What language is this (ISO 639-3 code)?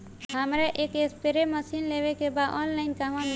bho